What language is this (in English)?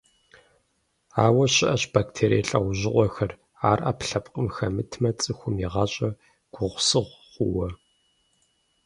Kabardian